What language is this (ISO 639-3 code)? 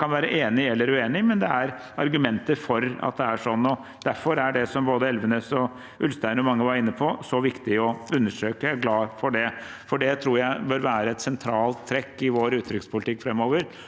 nor